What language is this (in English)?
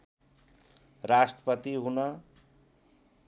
Nepali